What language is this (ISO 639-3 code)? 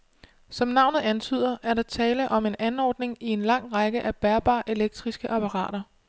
dan